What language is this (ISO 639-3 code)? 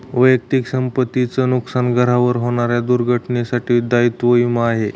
mar